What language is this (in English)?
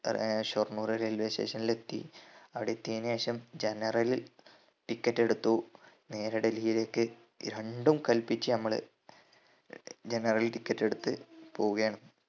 Malayalam